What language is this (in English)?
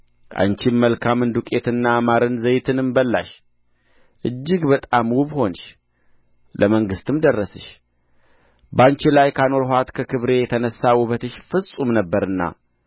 Amharic